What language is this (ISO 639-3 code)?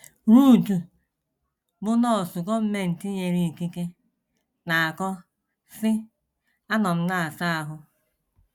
ibo